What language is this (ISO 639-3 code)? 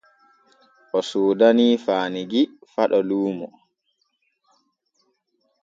fue